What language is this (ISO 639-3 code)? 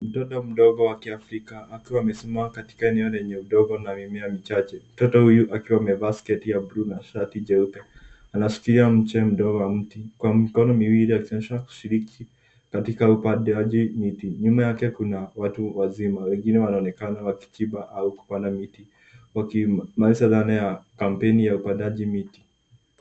swa